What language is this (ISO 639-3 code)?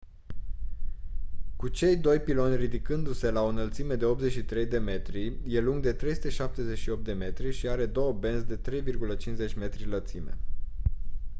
ron